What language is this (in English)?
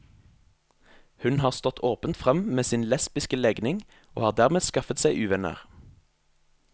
Norwegian